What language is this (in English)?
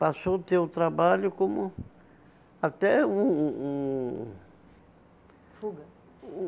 Portuguese